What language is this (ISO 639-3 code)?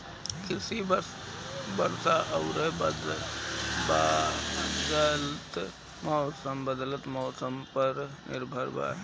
bho